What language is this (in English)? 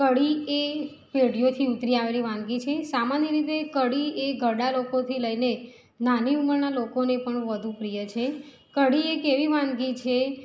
Gujarati